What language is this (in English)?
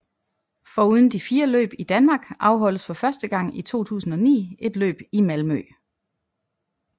Danish